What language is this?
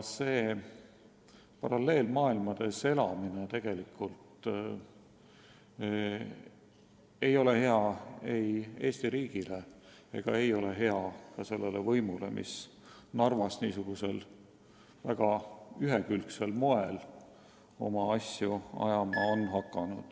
Estonian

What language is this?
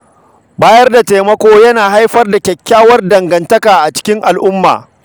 Hausa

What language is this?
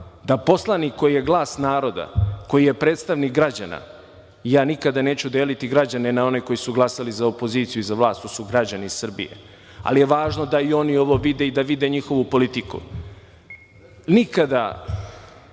Serbian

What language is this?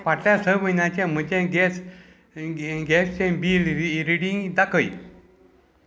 Konkani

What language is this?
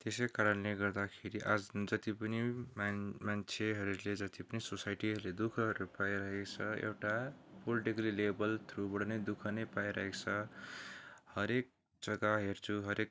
Nepali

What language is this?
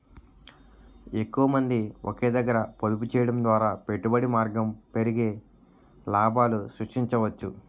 Telugu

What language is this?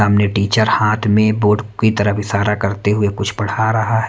Hindi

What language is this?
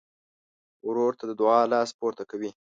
Pashto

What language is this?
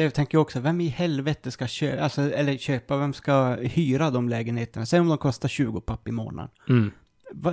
Swedish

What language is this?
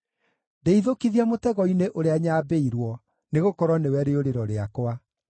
Kikuyu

